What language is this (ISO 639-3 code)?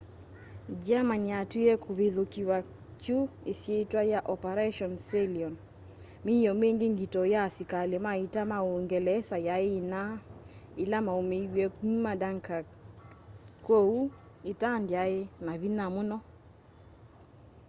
kam